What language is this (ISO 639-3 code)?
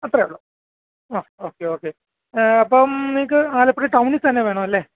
mal